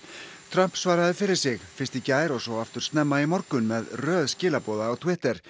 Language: Icelandic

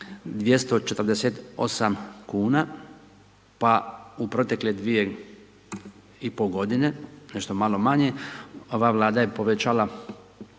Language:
Croatian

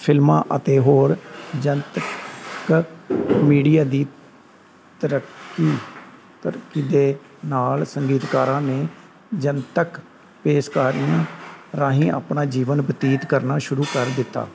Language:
Punjabi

